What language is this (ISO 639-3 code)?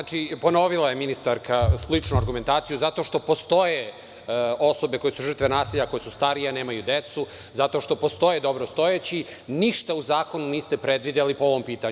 srp